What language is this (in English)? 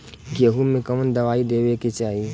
Bhojpuri